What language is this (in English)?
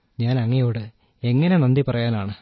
Malayalam